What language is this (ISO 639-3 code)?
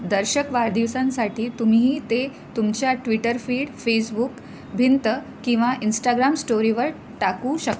mar